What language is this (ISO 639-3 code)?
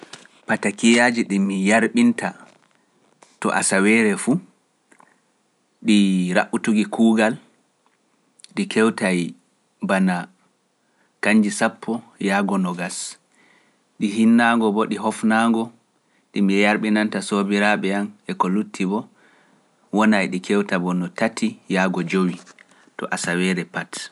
fuf